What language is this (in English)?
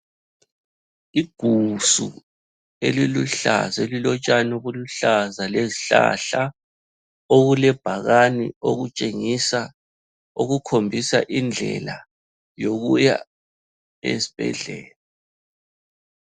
North Ndebele